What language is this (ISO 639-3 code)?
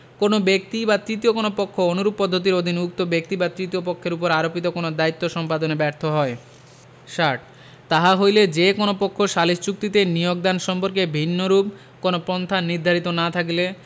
ben